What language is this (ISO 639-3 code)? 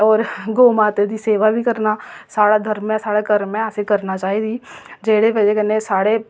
doi